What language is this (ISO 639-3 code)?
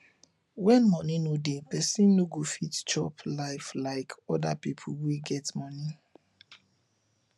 pcm